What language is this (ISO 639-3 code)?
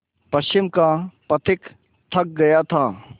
hin